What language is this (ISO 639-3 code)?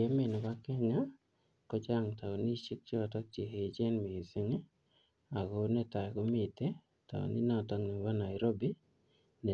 kln